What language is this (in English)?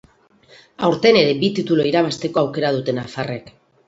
Basque